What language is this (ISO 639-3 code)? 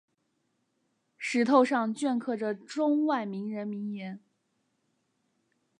zho